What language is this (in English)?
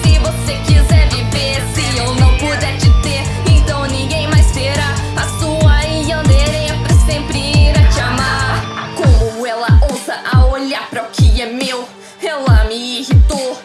Portuguese